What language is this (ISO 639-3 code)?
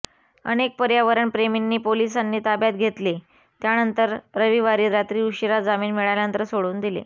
mar